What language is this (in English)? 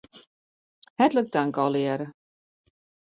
Western Frisian